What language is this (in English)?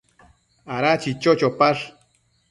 Matsés